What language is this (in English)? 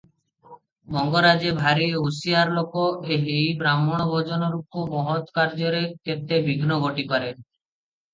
Odia